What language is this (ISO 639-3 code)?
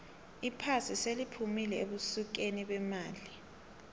nbl